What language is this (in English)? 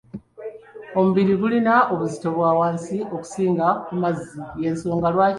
Ganda